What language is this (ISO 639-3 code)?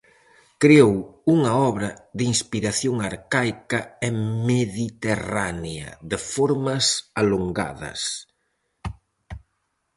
glg